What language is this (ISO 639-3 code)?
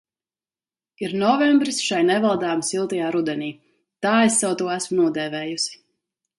lav